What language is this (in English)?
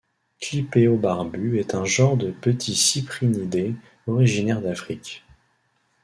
French